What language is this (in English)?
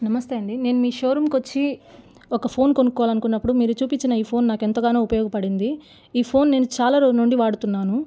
Telugu